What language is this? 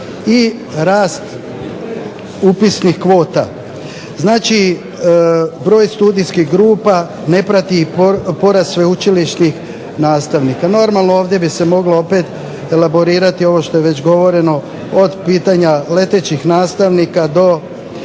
Croatian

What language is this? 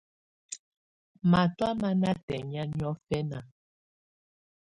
Tunen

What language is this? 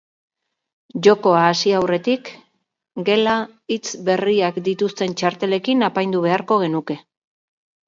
Basque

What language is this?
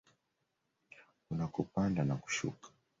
Swahili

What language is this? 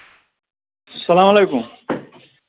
Kashmiri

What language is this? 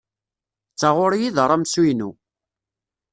Kabyle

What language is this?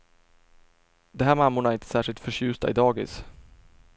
Swedish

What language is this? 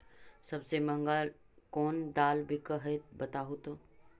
Magahi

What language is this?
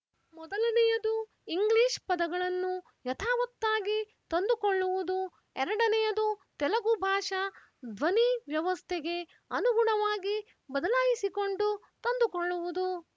Kannada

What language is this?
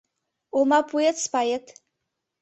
Mari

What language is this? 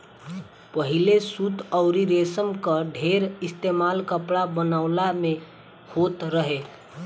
Bhojpuri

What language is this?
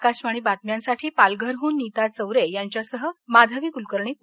Marathi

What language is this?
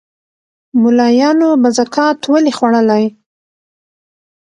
Pashto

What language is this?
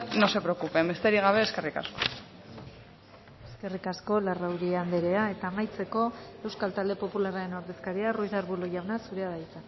Basque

